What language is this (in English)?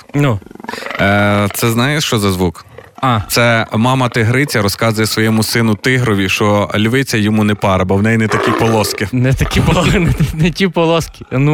Ukrainian